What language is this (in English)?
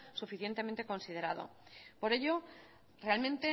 Spanish